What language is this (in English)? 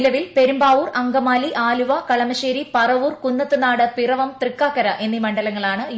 Malayalam